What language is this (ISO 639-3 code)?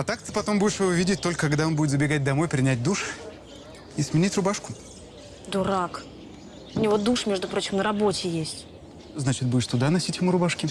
rus